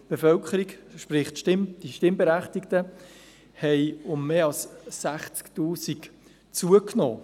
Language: Swiss German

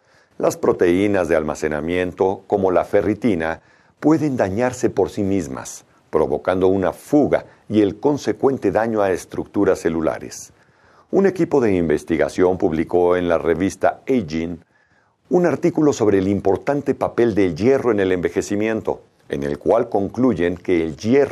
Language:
Spanish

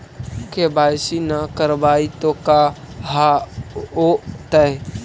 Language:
Magahi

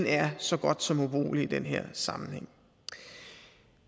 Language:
Danish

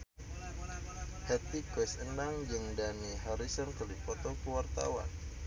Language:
Sundanese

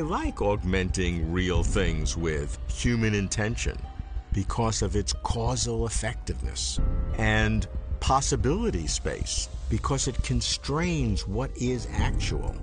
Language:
English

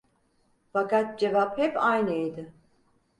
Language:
Turkish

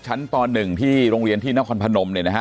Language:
Thai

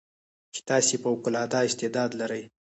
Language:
Pashto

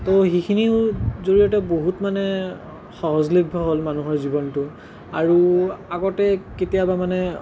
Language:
Assamese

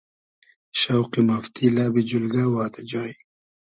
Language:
Hazaragi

